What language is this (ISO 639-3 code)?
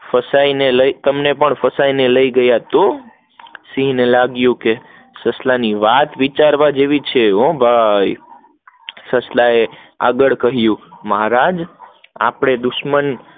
guj